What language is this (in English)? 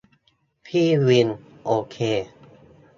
Thai